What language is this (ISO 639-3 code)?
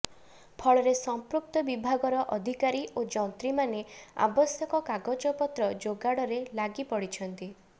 ori